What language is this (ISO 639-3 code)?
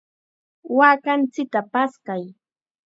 qxa